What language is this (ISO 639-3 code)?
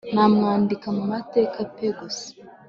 kin